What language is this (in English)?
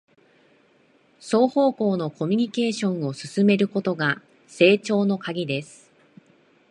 Japanese